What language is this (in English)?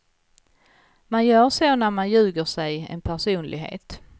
Swedish